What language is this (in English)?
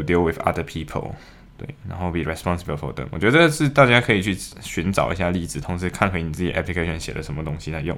Chinese